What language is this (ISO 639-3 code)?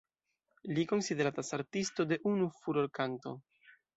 epo